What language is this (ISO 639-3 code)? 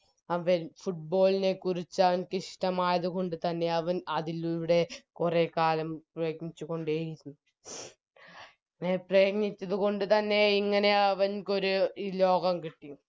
mal